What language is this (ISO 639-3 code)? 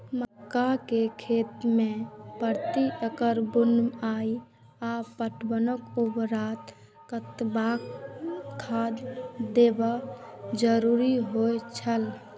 mai